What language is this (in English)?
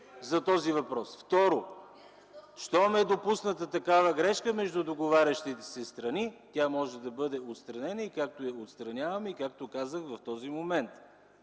Bulgarian